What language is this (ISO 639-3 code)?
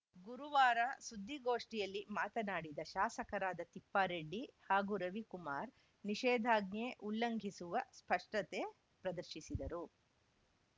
kan